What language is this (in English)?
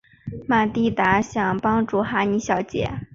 Chinese